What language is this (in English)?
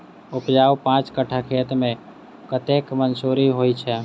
Maithili